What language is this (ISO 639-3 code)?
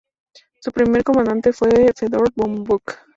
spa